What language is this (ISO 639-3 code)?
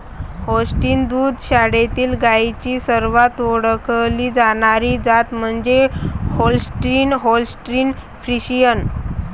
mar